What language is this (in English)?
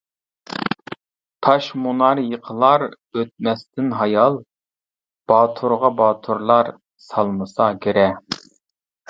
Uyghur